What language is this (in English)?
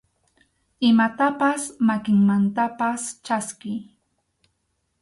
Arequipa-La Unión Quechua